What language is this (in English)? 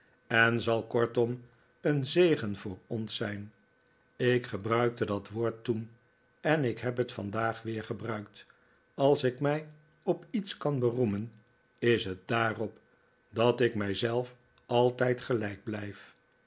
Dutch